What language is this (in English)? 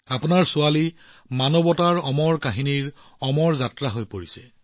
Assamese